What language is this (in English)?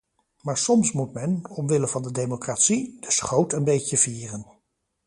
Dutch